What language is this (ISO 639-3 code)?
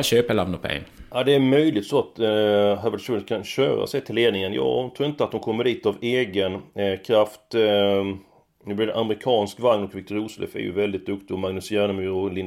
swe